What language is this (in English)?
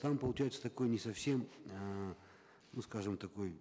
Kazakh